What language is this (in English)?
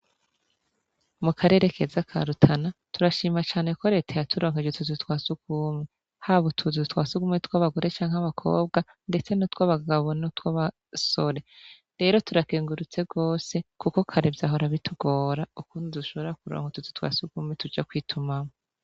Rundi